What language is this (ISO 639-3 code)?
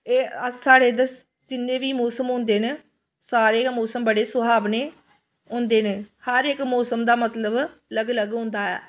doi